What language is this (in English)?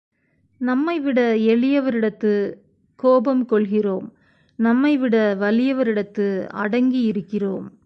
Tamil